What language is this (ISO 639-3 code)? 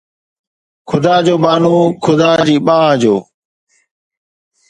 snd